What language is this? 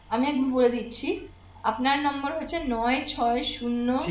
Bangla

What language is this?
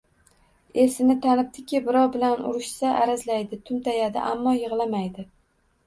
Uzbek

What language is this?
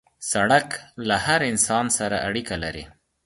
Pashto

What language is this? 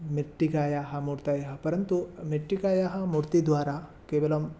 Sanskrit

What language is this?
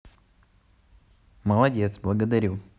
Russian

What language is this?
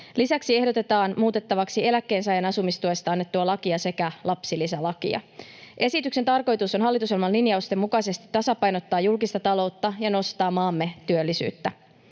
Finnish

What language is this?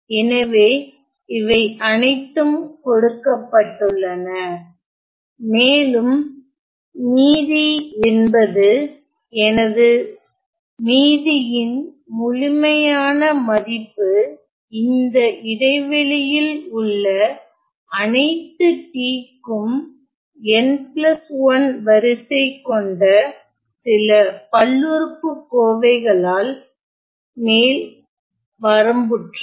Tamil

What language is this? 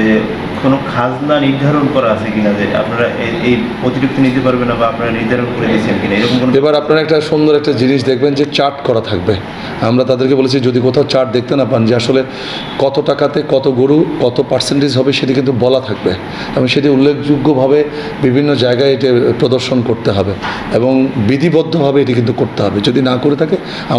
Bangla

